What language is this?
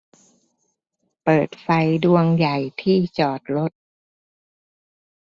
Thai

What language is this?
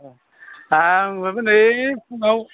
Bodo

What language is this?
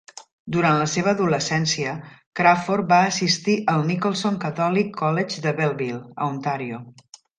Catalan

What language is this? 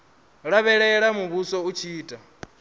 Venda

